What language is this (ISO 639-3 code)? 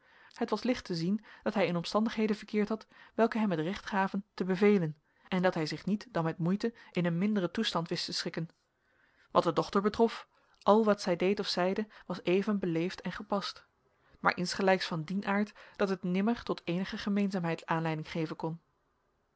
nld